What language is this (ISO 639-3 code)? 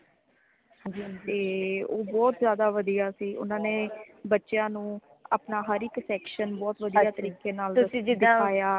pan